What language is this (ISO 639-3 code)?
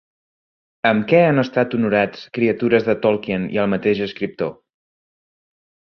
cat